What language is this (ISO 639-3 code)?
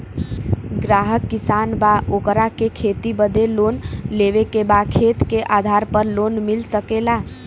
bho